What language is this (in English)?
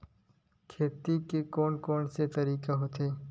Chhattisgarhi